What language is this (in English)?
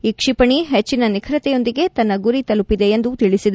Kannada